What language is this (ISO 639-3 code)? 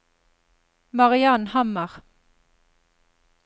nor